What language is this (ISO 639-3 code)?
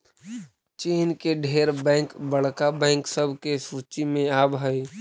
mag